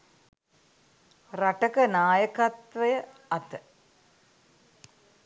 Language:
Sinhala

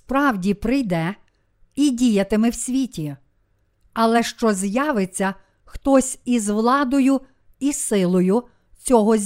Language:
Ukrainian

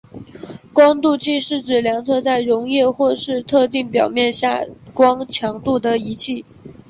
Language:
Chinese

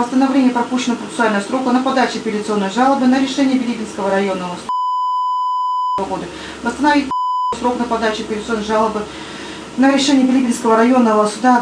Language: Russian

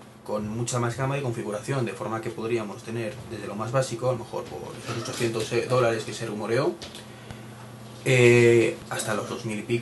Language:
Spanish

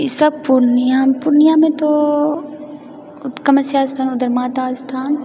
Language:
Maithili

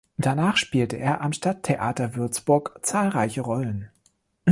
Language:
German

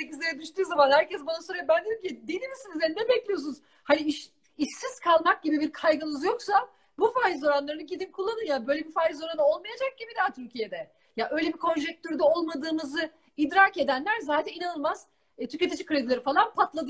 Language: Turkish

